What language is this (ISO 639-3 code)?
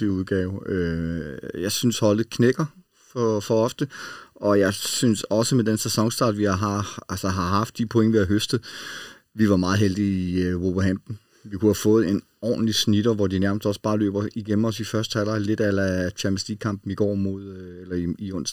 dan